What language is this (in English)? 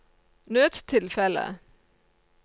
Norwegian